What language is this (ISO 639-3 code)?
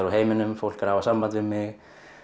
isl